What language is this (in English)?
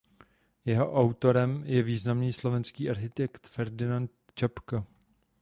Czech